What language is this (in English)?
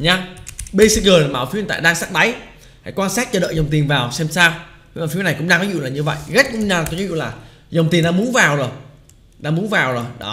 Vietnamese